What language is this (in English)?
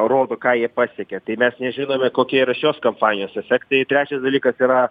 Lithuanian